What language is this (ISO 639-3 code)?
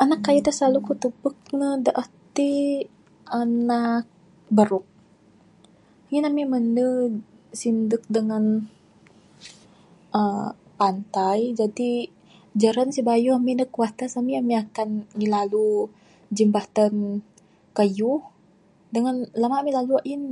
sdo